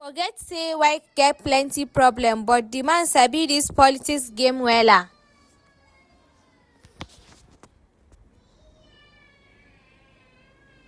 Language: Nigerian Pidgin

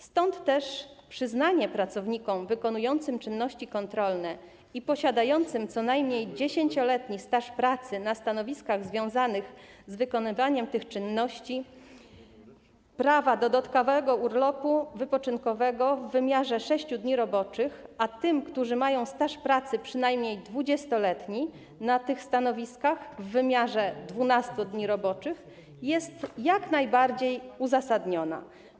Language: Polish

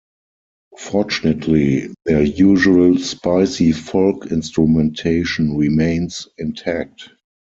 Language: English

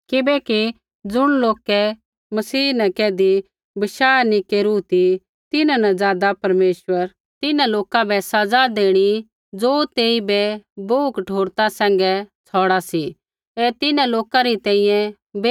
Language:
Kullu Pahari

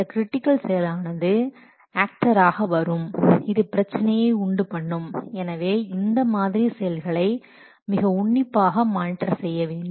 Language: Tamil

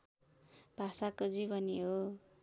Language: Nepali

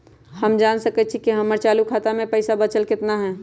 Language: Magahi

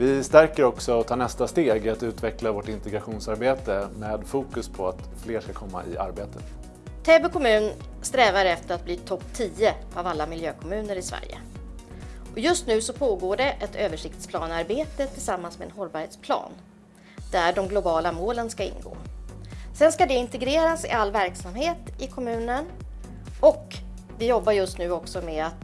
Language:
Swedish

